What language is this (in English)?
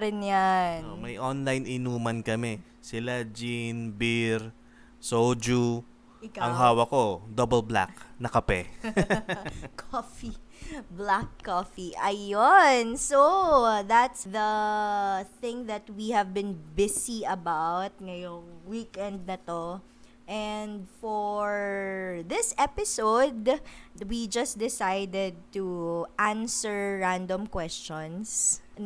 Filipino